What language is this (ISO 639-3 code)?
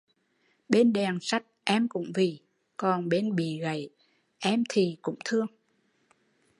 vie